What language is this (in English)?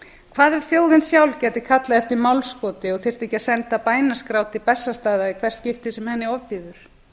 Icelandic